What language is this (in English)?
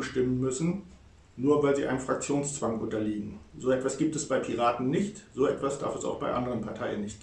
German